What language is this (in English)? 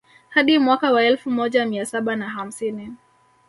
Swahili